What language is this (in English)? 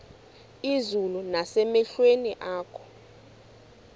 Xhosa